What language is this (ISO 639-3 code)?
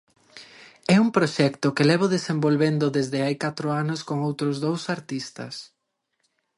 glg